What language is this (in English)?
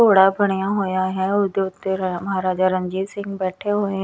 Punjabi